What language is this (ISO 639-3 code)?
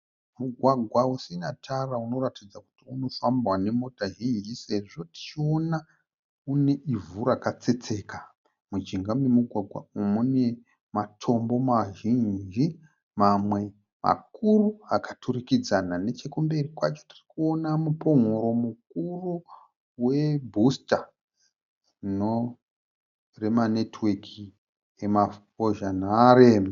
sna